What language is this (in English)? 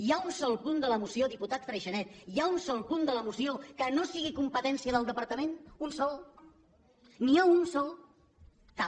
Catalan